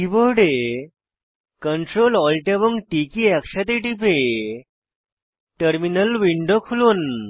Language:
Bangla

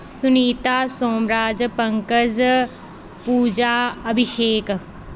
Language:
Punjabi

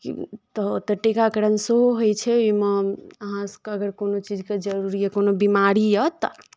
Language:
Maithili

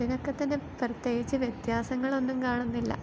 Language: Malayalam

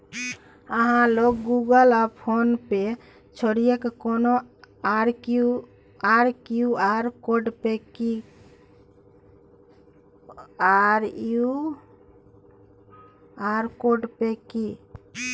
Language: Maithili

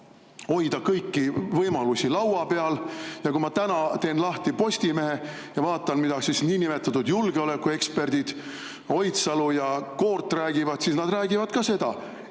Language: Estonian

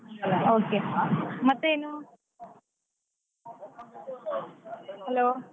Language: Kannada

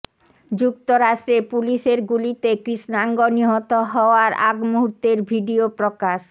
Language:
Bangla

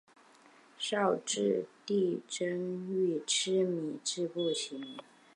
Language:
Chinese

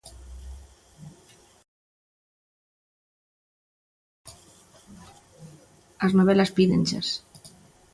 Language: Galician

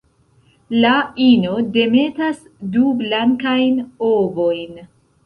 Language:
Esperanto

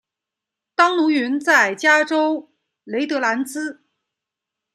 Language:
Chinese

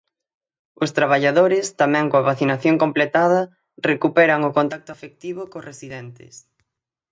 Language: Galician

